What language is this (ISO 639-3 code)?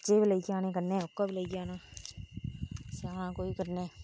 doi